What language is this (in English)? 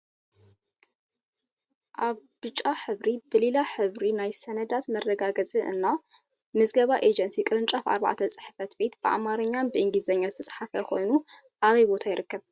Tigrinya